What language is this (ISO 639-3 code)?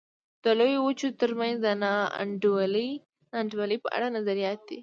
pus